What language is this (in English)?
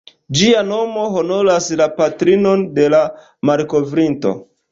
Esperanto